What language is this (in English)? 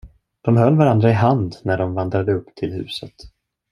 Swedish